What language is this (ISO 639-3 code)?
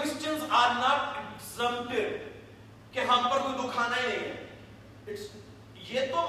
urd